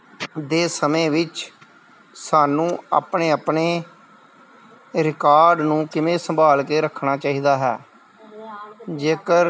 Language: Punjabi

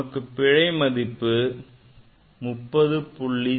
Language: Tamil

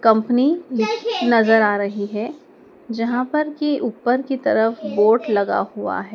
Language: Hindi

